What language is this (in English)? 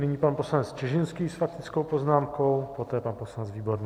Czech